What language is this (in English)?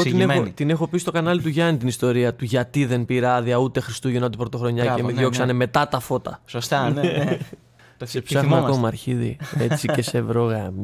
Greek